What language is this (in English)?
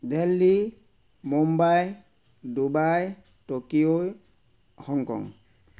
Assamese